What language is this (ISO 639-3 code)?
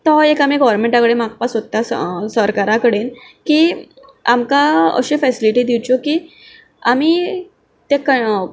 kok